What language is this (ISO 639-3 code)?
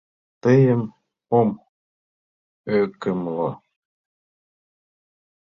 chm